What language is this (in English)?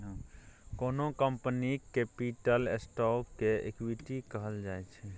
Maithili